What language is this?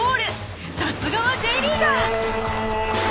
Japanese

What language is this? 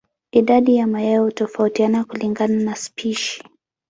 Swahili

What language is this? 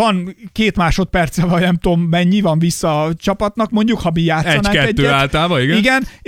Hungarian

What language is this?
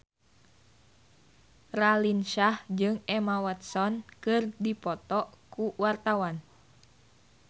Sundanese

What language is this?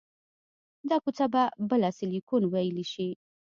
Pashto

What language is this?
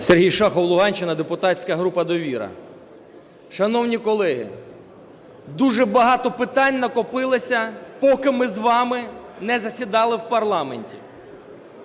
Ukrainian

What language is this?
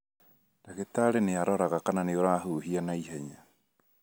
Kikuyu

